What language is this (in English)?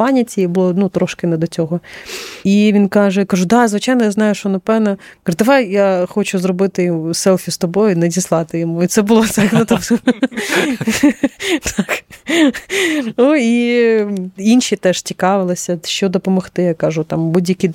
Ukrainian